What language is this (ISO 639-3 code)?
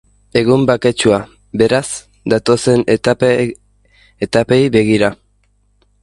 eus